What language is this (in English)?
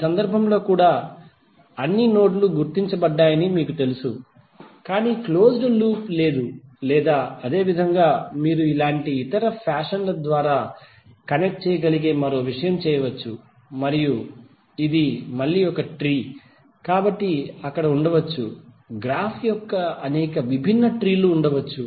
Telugu